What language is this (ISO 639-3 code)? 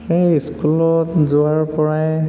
asm